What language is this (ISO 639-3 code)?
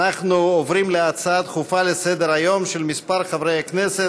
heb